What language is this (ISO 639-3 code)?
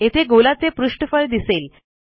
mar